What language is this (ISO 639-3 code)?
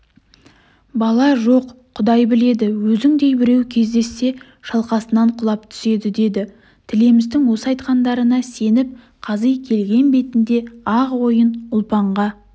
kaz